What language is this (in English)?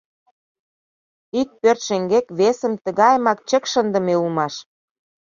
Mari